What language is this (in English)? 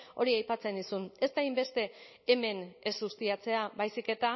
Basque